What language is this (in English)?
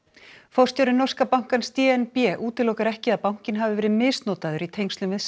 Icelandic